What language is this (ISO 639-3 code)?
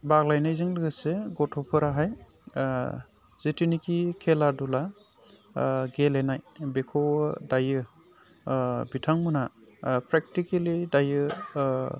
brx